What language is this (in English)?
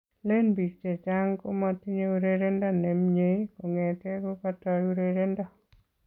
Kalenjin